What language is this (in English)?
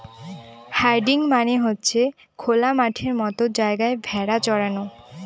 Bangla